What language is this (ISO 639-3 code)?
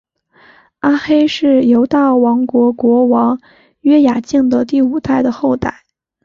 zho